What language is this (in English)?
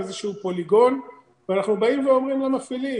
Hebrew